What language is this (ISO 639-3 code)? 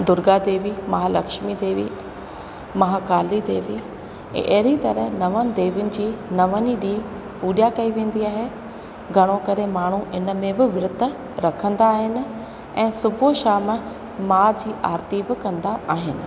snd